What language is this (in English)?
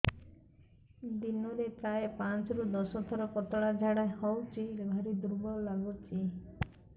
Odia